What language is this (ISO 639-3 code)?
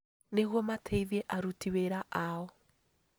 kik